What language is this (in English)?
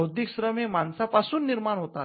Marathi